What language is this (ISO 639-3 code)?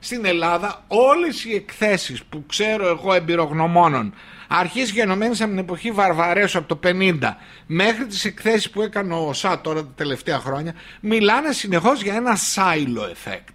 ell